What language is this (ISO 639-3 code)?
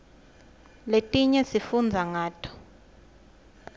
ssw